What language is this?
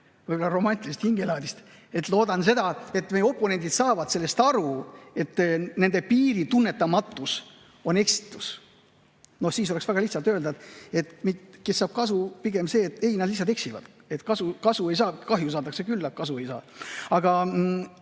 Estonian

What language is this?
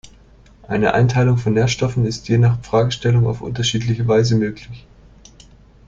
German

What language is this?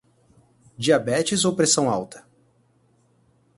Portuguese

